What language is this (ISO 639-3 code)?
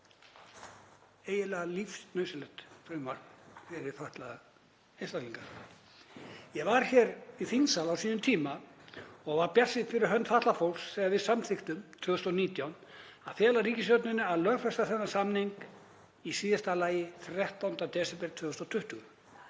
isl